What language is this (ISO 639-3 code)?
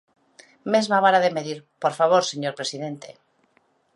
glg